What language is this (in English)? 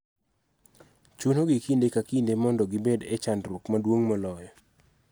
Luo (Kenya and Tanzania)